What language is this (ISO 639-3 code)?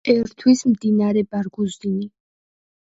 kat